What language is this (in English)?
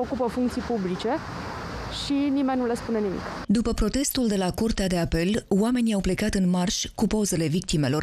Romanian